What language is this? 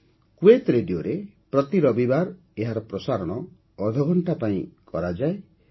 Odia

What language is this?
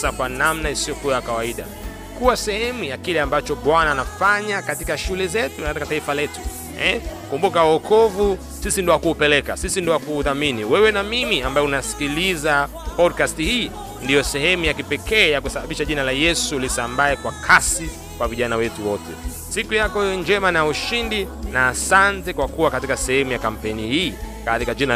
Swahili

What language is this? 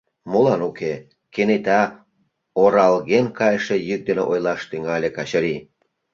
Mari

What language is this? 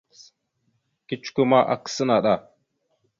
Mada (Cameroon)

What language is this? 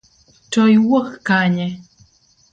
Luo (Kenya and Tanzania)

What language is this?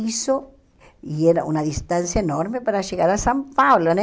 Portuguese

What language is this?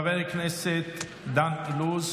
Hebrew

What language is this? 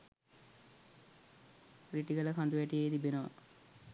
Sinhala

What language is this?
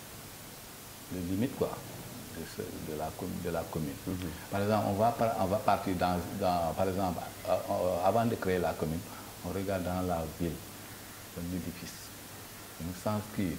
French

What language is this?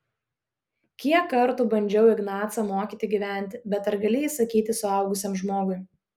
Lithuanian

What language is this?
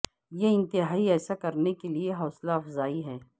Urdu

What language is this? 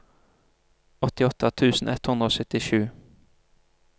Norwegian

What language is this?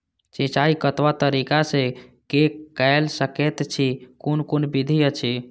Maithili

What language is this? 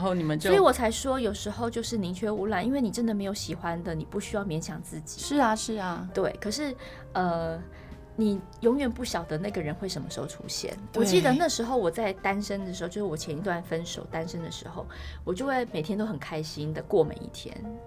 Chinese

